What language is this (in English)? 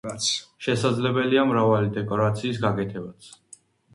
Georgian